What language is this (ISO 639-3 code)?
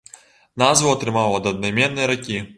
bel